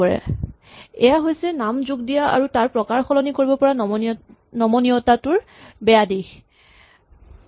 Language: Assamese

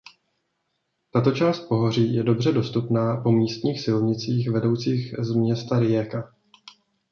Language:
Czech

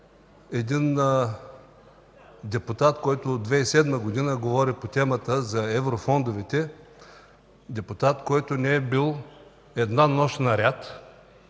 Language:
Bulgarian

